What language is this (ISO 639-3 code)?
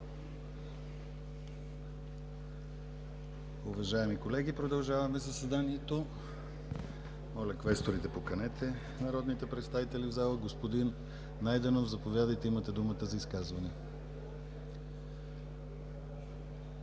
bul